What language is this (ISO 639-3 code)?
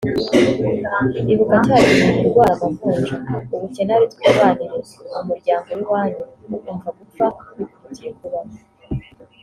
kin